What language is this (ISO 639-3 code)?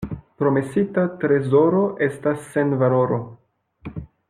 epo